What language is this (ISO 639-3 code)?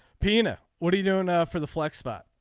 eng